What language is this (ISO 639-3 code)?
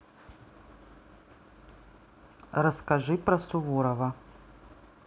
rus